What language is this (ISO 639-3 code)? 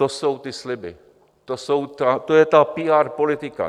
ces